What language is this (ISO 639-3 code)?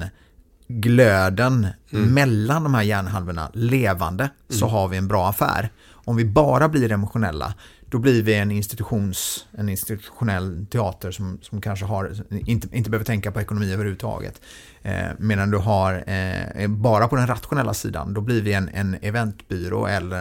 swe